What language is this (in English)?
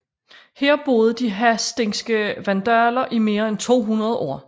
Danish